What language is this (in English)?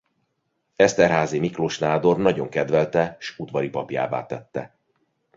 Hungarian